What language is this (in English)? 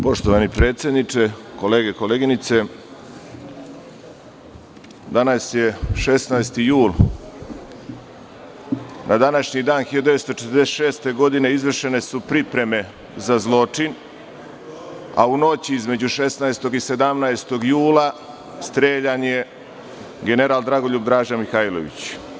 Serbian